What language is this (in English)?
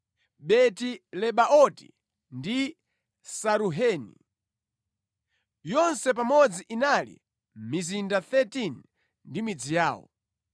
Nyanja